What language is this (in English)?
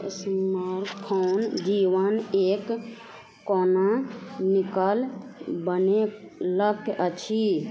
Maithili